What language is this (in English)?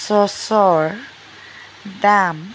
Assamese